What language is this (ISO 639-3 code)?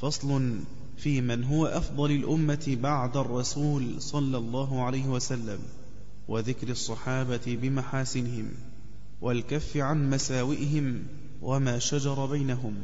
ara